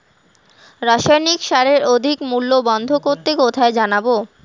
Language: Bangla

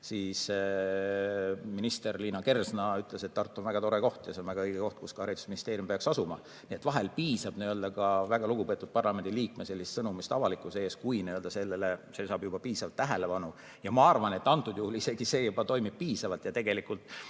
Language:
Estonian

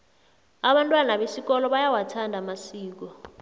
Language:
South Ndebele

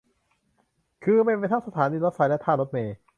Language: Thai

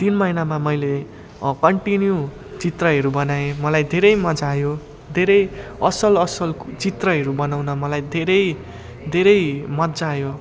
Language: Nepali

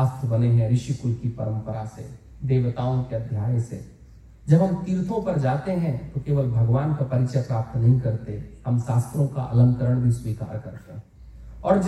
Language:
Hindi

